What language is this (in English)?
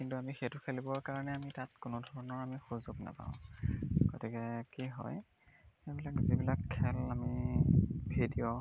Assamese